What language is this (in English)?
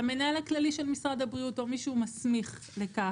Hebrew